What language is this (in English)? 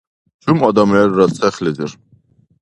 Dargwa